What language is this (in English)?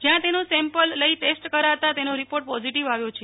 Gujarati